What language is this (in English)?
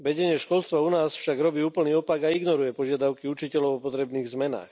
Slovak